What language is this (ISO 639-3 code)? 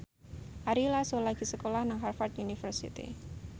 jav